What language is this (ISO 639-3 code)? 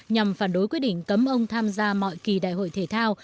vie